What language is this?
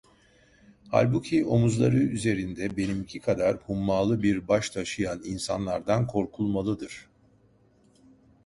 Turkish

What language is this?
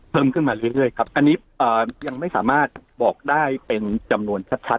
Thai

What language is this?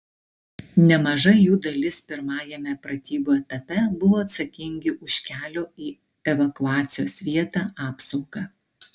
Lithuanian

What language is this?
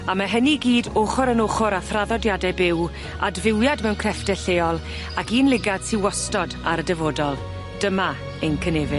Welsh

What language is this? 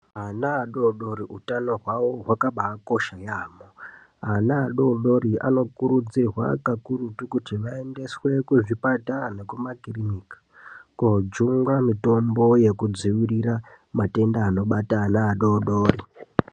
Ndau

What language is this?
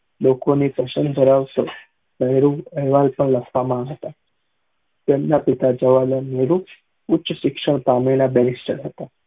Gujarati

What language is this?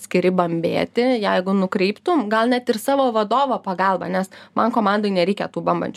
Lithuanian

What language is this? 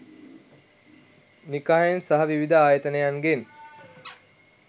Sinhala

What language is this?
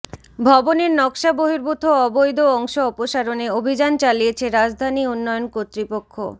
Bangla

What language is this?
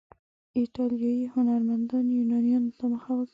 Pashto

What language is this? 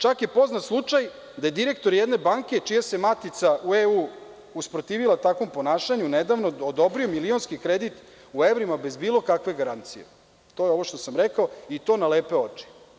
Serbian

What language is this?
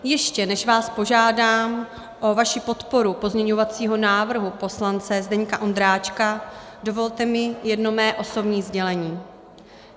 Czech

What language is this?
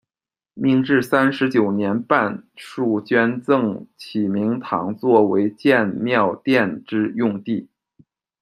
Chinese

